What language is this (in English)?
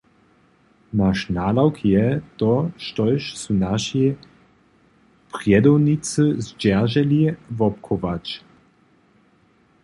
Upper Sorbian